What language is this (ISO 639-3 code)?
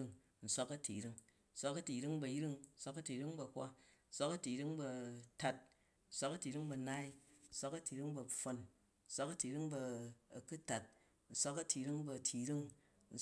kaj